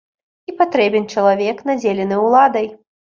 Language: Belarusian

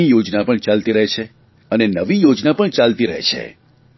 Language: Gujarati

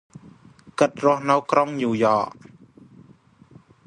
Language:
Khmer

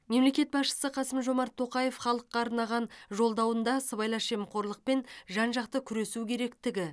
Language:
Kazakh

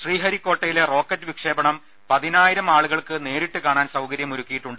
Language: Malayalam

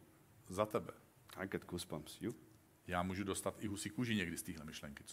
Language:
Czech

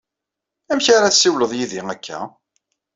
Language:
Kabyle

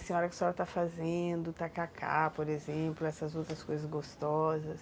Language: Portuguese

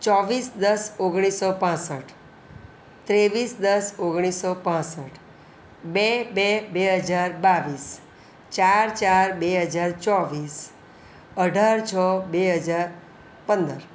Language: Gujarati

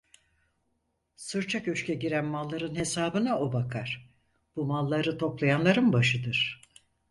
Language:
Turkish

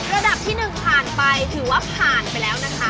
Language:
Thai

